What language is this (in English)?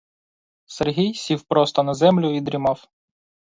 Ukrainian